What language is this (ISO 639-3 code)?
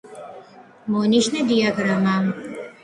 kat